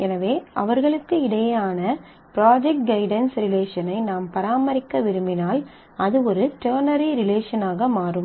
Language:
Tamil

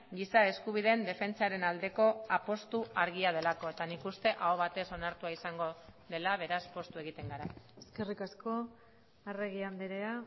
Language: Basque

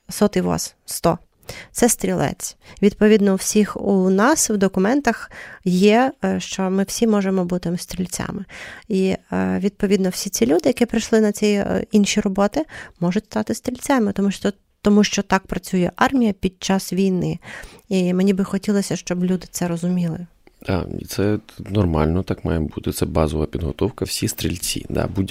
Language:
Ukrainian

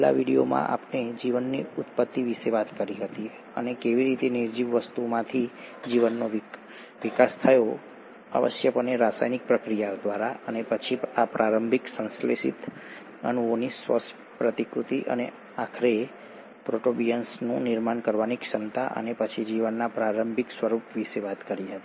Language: Gujarati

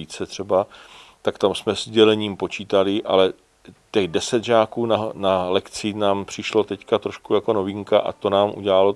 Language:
Czech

